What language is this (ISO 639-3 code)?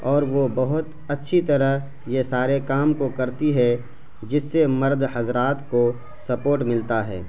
urd